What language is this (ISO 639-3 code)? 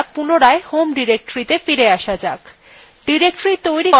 ben